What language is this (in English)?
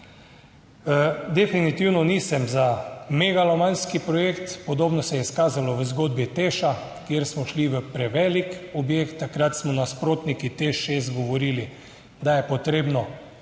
Slovenian